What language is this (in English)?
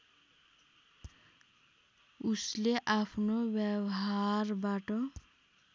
Nepali